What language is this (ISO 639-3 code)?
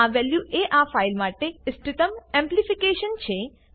guj